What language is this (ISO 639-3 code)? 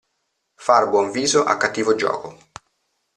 ita